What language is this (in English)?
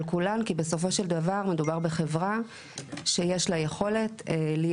Hebrew